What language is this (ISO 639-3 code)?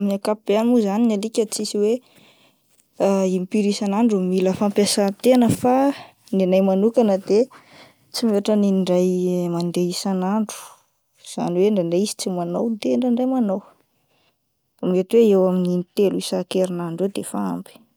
mlg